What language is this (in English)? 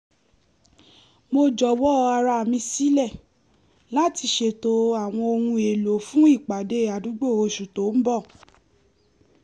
Yoruba